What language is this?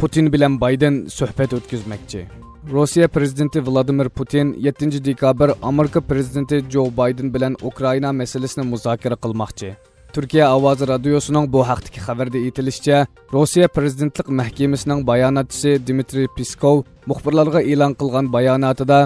Turkish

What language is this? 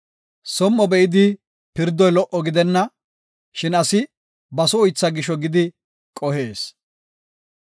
Gofa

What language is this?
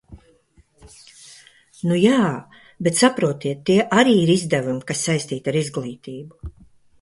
Latvian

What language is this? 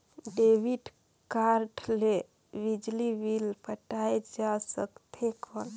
Chhattisgarhi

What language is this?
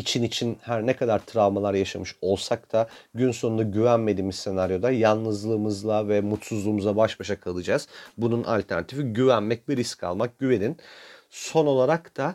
Turkish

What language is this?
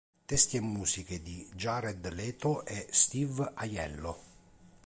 Italian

